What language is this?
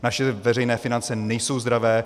Czech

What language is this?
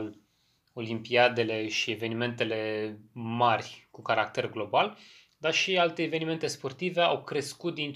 Romanian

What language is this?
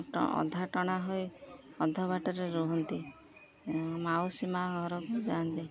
Odia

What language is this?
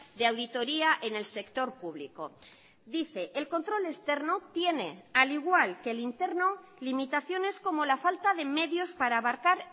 Spanish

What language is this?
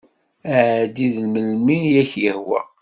Kabyle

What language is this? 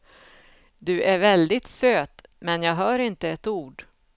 Swedish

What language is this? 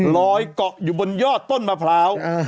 Thai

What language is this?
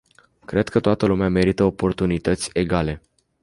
Romanian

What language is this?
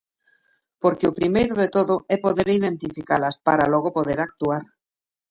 Galician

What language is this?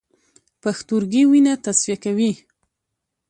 Pashto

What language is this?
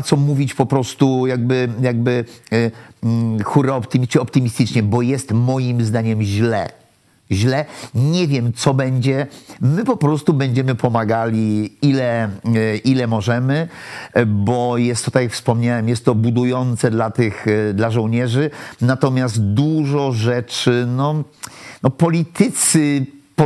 Polish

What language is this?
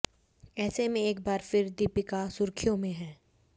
Hindi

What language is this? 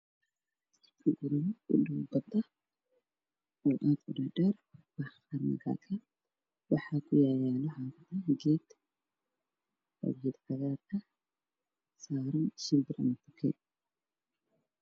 Somali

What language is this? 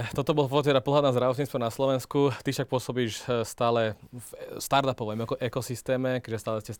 Slovak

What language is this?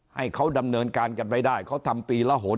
Thai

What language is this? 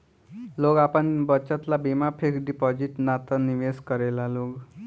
Bhojpuri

